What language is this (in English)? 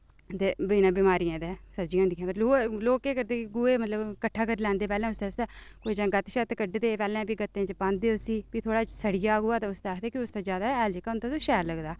Dogri